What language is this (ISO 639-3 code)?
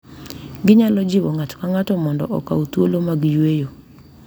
luo